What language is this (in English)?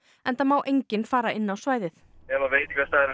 Icelandic